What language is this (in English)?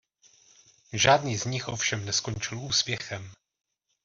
Czech